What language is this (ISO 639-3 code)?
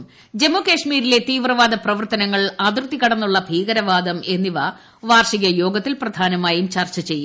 mal